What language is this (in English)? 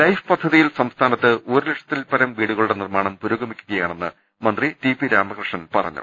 Malayalam